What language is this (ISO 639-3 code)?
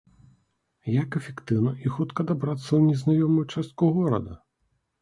bel